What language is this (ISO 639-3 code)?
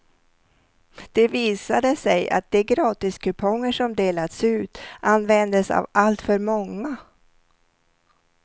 swe